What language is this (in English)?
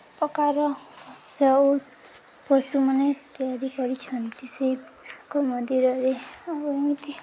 Odia